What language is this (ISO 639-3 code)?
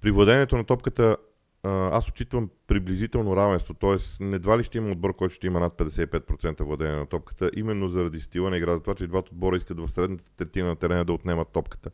bul